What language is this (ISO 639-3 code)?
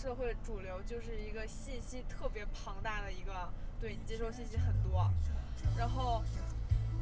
zho